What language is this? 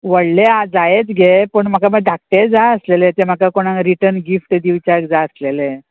Konkani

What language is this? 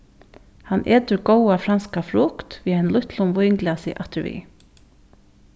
Faroese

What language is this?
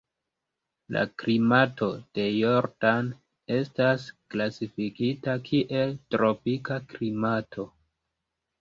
Esperanto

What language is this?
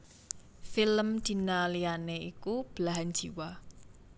Javanese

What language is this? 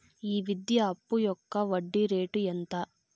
Telugu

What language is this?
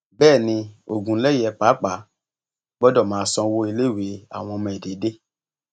Yoruba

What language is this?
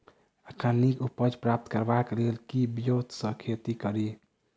Maithili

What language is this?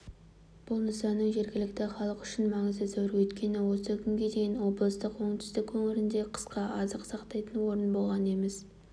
Kazakh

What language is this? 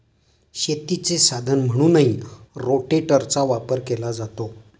Marathi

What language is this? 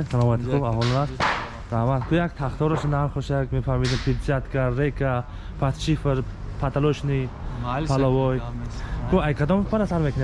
Turkish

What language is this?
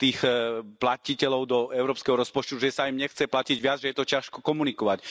Slovak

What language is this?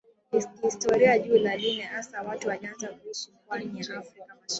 Swahili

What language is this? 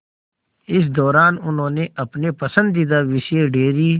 Hindi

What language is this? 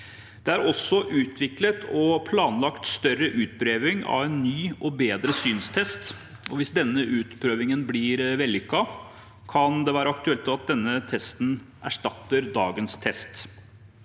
Norwegian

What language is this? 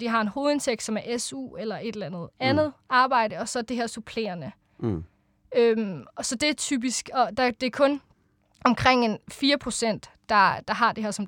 Danish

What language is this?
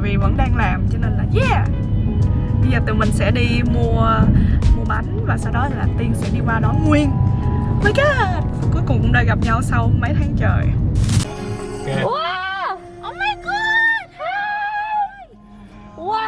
Vietnamese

